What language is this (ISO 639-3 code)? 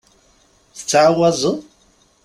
kab